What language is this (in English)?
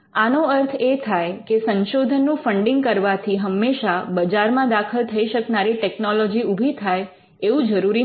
Gujarati